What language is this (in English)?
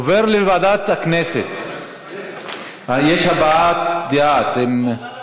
Hebrew